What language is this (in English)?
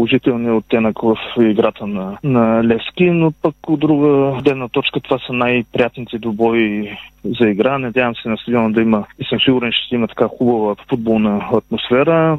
Bulgarian